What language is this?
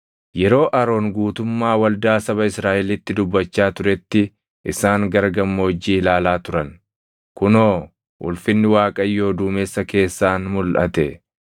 Oromo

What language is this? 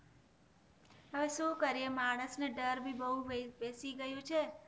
Gujarati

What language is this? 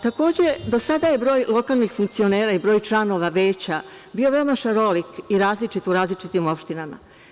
Serbian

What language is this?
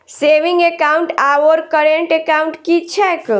Maithili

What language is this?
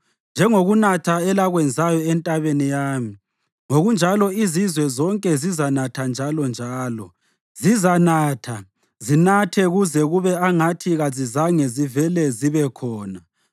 North Ndebele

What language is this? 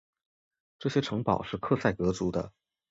Chinese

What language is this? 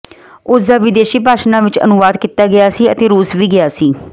Punjabi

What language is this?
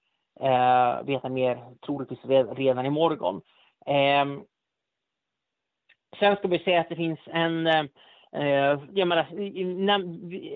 Swedish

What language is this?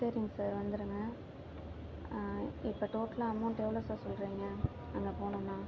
Tamil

